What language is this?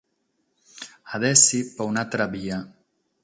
Sardinian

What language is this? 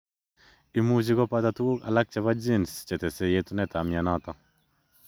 Kalenjin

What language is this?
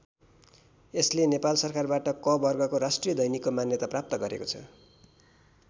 Nepali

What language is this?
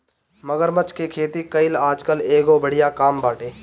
Bhojpuri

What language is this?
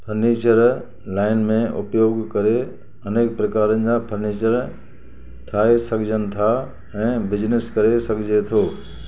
Sindhi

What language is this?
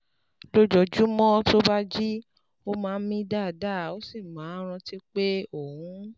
Yoruba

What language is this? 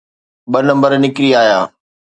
Sindhi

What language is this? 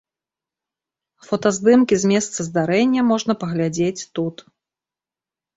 Belarusian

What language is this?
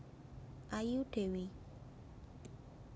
Javanese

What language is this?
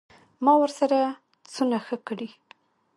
Pashto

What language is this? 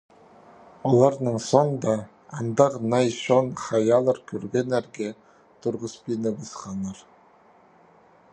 Khakas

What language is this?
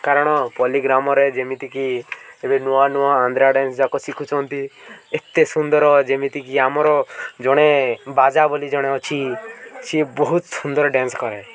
Odia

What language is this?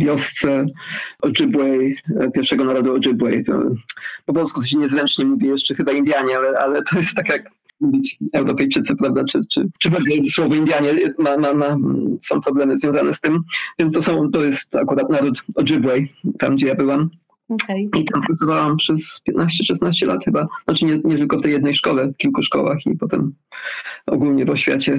Polish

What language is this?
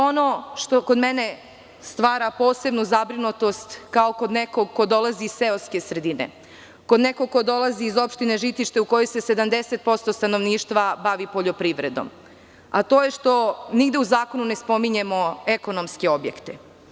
Serbian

